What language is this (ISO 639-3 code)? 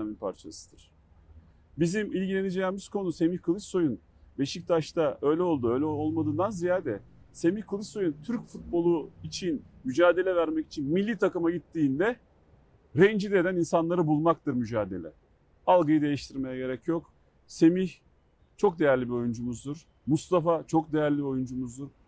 tur